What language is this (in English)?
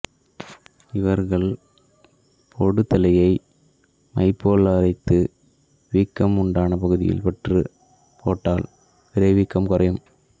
Tamil